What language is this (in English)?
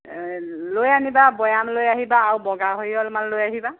Assamese